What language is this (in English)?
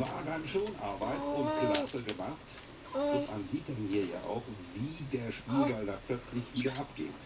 German